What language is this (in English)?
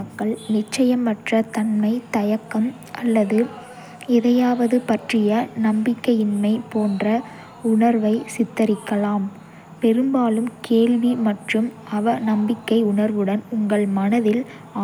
Kota (India)